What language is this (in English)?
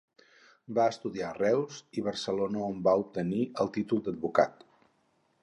Catalan